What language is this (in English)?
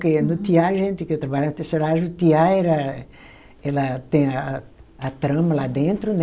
Portuguese